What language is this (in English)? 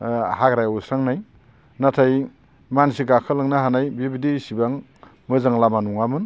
Bodo